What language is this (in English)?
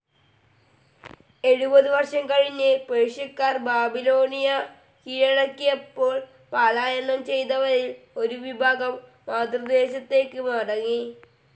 Malayalam